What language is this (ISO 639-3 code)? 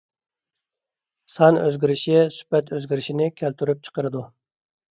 uig